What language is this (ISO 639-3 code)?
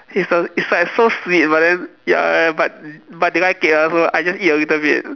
eng